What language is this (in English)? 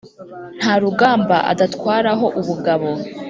Kinyarwanda